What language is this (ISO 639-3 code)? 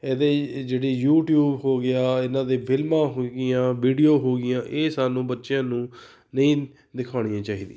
pan